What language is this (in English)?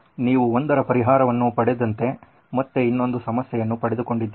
Kannada